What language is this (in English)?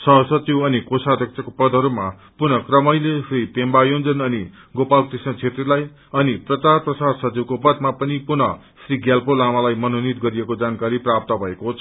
Nepali